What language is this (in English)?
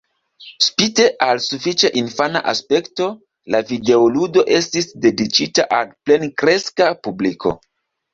Esperanto